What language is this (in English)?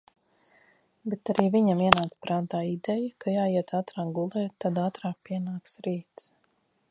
Latvian